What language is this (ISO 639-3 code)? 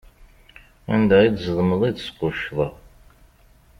kab